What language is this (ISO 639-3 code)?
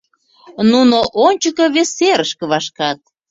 chm